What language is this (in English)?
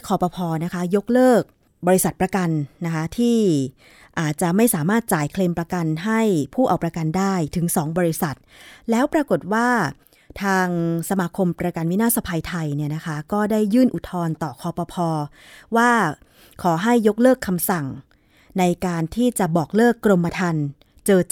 Thai